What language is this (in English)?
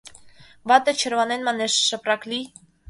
Mari